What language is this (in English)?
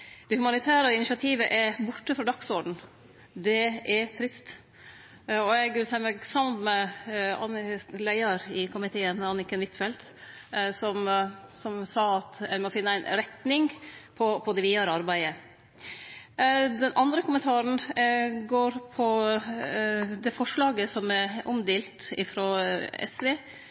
Norwegian Nynorsk